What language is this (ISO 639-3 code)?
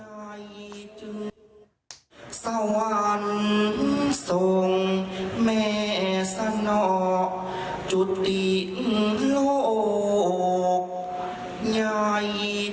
tha